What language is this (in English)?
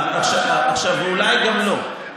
Hebrew